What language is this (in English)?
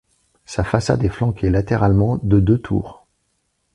French